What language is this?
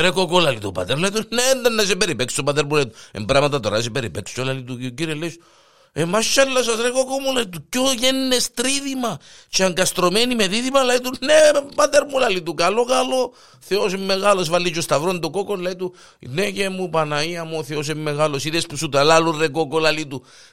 Greek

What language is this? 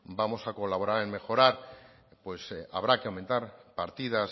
Spanish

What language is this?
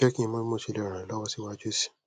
Yoruba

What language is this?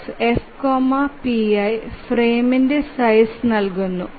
Malayalam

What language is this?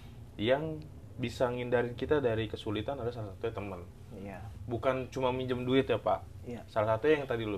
Indonesian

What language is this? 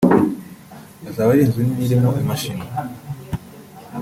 Kinyarwanda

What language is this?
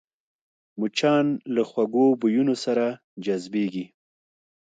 Pashto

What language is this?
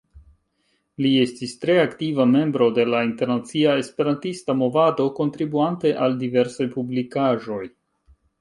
Esperanto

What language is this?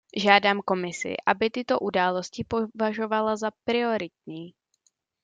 Czech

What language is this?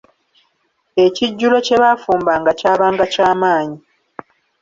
Ganda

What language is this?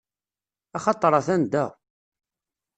Kabyle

